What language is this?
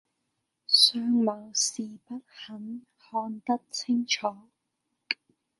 Cantonese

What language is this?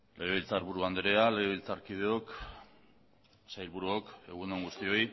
Basque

